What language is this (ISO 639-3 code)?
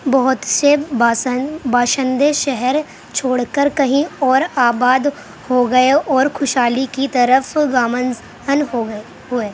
urd